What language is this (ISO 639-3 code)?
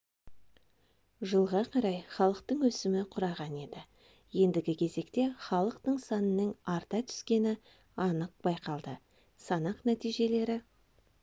kaz